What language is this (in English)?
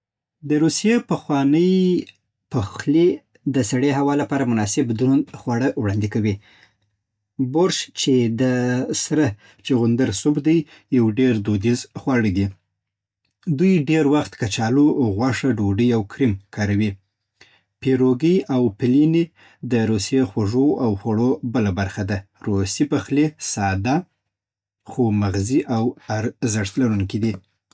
Southern Pashto